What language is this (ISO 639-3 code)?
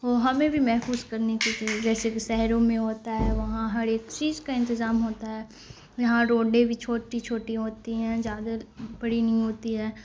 urd